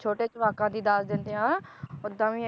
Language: Punjabi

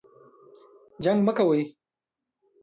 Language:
Pashto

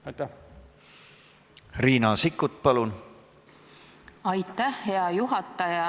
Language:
Estonian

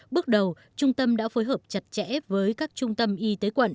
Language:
Vietnamese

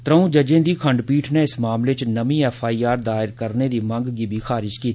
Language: Dogri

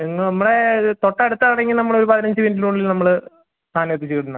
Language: Malayalam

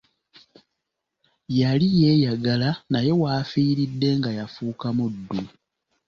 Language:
Ganda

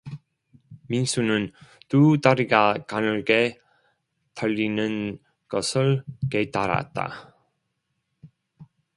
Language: Korean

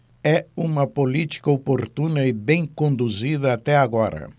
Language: Portuguese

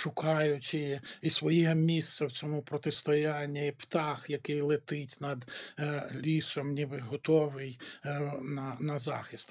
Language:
Ukrainian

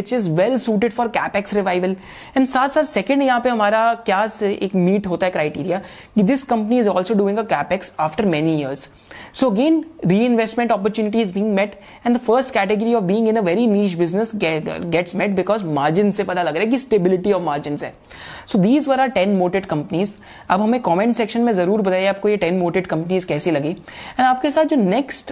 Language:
Hindi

